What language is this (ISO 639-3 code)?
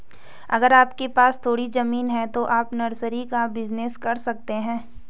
hin